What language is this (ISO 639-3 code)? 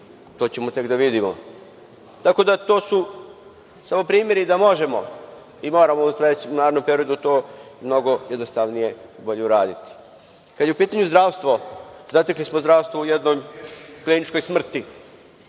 srp